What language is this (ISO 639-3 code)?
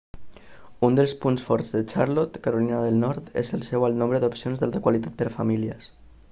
cat